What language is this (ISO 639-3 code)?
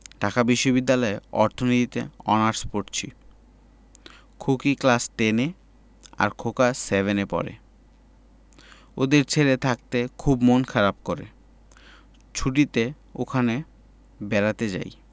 ben